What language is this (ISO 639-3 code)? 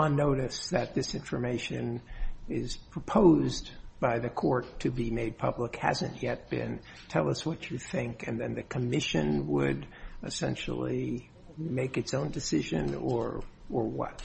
eng